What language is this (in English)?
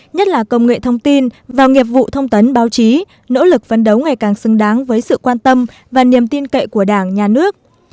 Vietnamese